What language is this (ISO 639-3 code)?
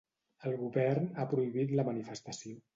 cat